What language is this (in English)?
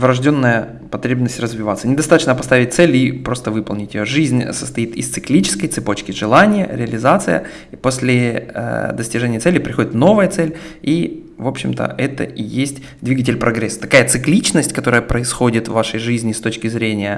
Russian